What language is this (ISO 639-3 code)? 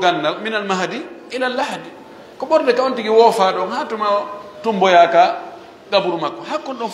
ara